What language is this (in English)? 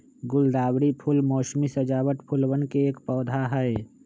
Magahi